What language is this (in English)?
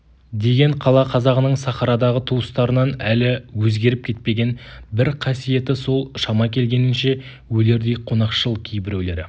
Kazakh